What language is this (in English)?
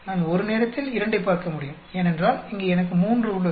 Tamil